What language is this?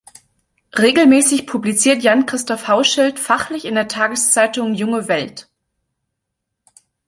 German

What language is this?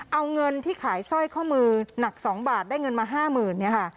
Thai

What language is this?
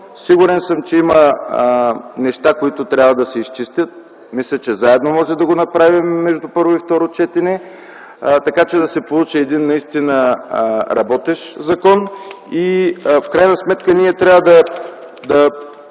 Bulgarian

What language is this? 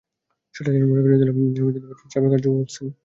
Bangla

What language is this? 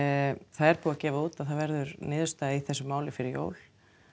Icelandic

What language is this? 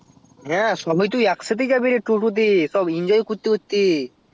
Bangla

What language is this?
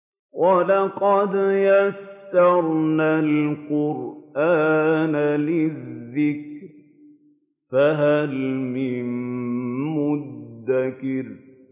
Arabic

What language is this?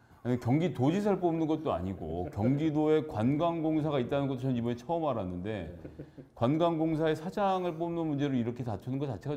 Korean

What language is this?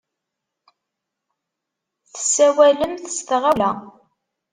Kabyle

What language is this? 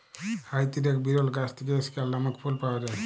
Bangla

